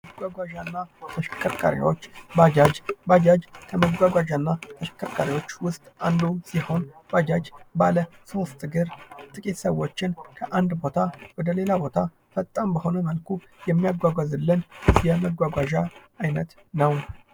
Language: Amharic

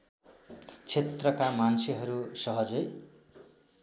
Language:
Nepali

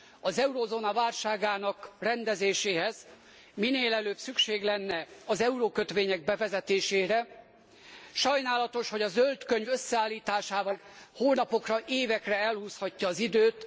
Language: Hungarian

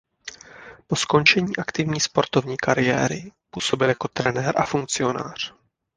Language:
Czech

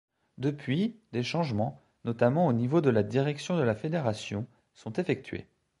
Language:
French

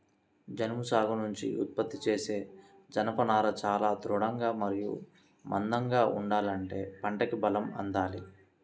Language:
Telugu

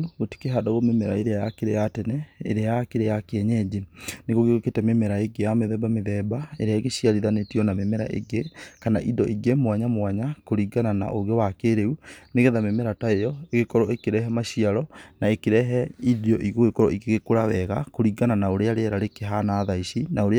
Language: Kikuyu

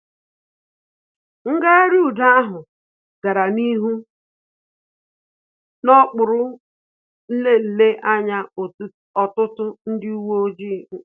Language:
Igbo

